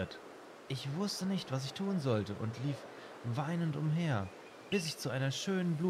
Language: German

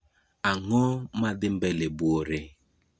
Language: Luo (Kenya and Tanzania)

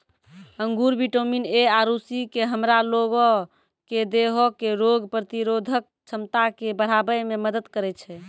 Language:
Maithili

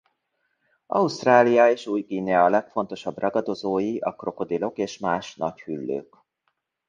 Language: Hungarian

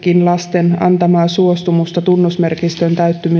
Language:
Finnish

